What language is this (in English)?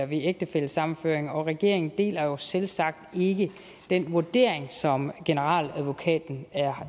Danish